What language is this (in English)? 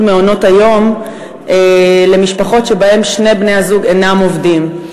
Hebrew